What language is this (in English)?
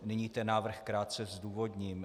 Czech